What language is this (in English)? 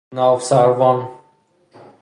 Persian